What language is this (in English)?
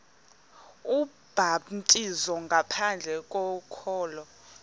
Xhosa